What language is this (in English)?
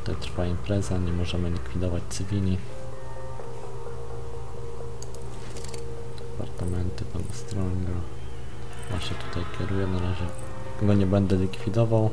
Polish